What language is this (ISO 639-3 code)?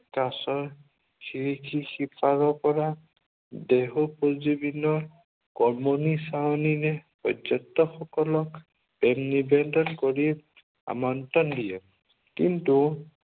asm